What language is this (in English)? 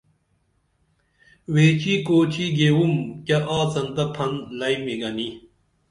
Dameli